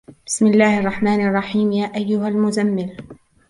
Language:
Arabic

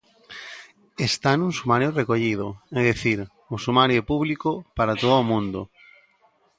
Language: Galician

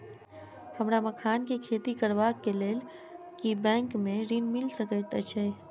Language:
Maithili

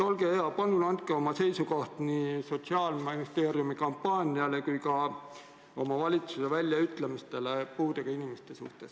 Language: Estonian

